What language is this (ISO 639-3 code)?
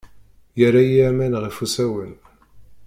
kab